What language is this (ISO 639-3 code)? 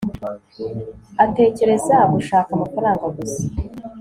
kin